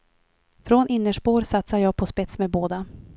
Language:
Swedish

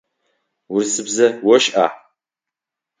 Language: Adyghe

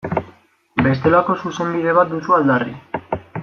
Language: Basque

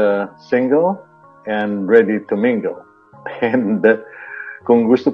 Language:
Filipino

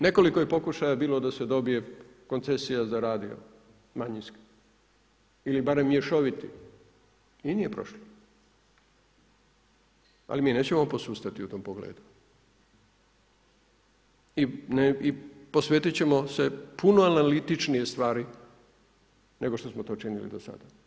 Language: Croatian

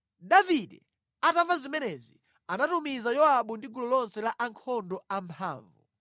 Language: Nyanja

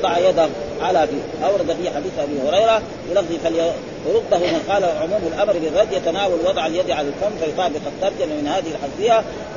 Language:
Arabic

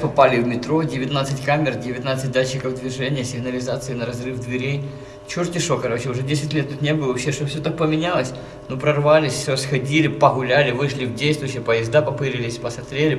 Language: Russian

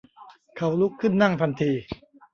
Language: Thai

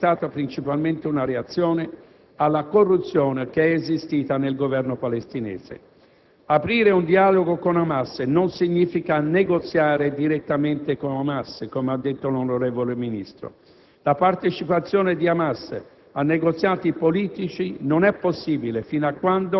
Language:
Italian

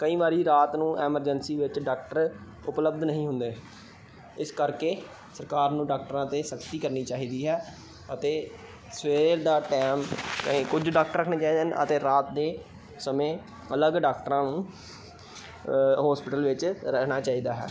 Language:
Punjabi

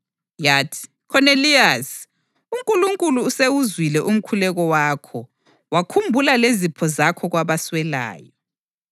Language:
North Ndebele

